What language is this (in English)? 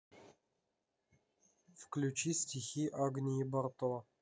Russian